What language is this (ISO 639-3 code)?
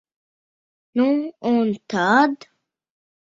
lav